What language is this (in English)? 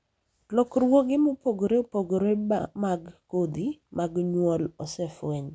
Luo (Kenya and Tanzania)